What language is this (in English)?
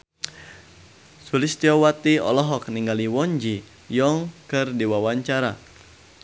Sundanese